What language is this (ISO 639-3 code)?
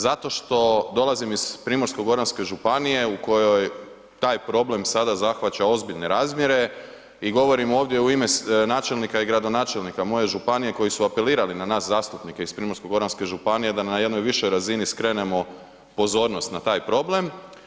hrv